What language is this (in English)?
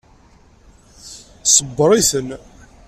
Kabyle